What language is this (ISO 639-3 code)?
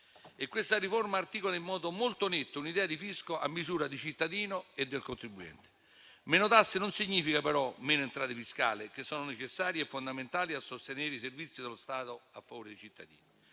ita